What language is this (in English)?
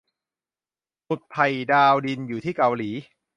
Thai